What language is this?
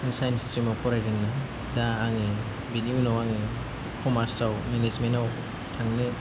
Bodo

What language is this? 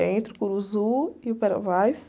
Portuguese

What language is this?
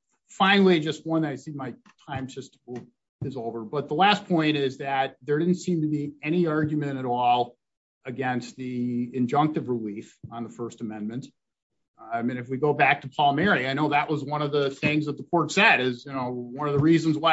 English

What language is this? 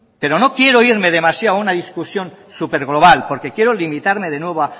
Spanish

